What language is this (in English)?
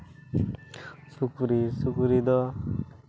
Santali